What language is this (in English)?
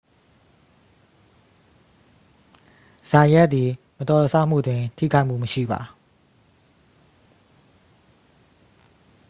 Burmese